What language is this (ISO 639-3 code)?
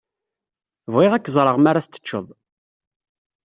kab